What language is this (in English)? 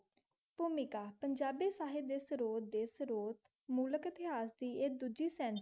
Punjabi